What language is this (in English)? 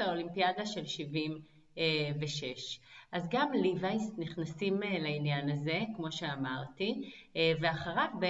Hebrew